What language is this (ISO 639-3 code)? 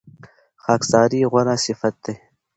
pus